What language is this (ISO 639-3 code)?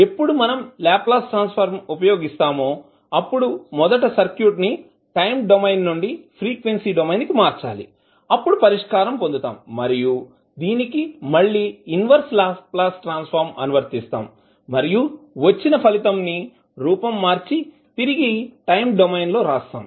tel